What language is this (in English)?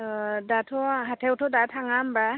Bodo